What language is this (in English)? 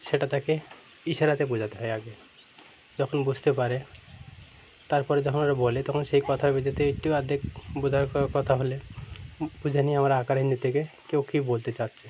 Bangla